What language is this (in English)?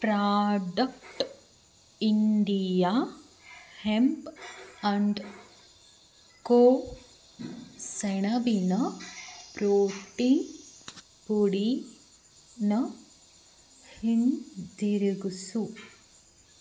Kannada